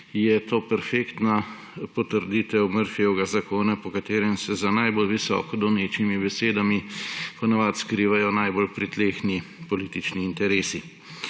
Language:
Slovenian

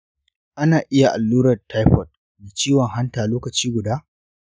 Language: Hausa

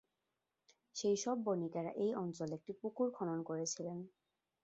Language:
Bangla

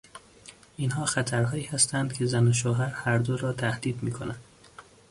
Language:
Persian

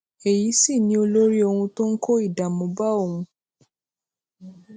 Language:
Yoruba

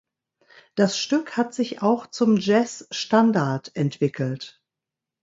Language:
German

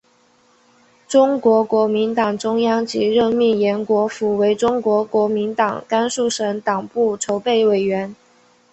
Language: Chinese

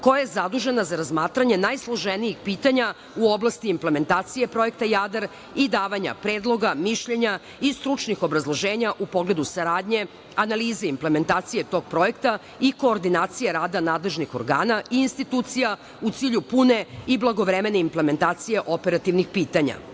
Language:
Serbian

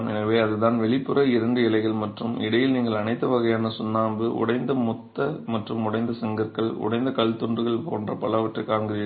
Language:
Tamil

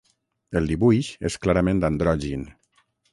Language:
Catalan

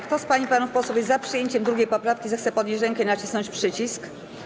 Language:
Polish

